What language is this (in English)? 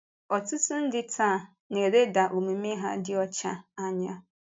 Igbo